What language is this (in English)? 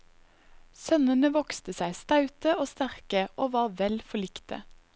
Norwegian